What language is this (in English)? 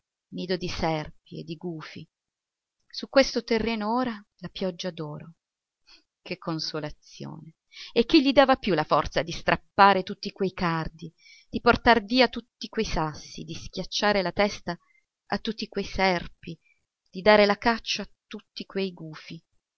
Italian